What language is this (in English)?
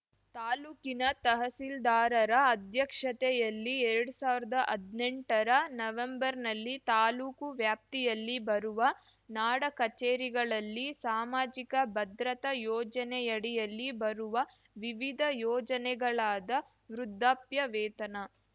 Kannada